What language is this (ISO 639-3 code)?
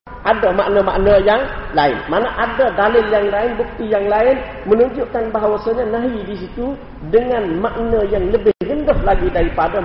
msa